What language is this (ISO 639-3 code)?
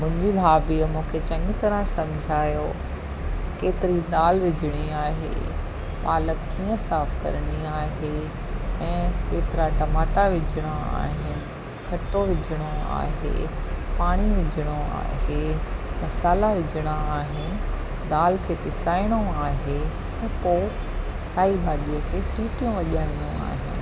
snd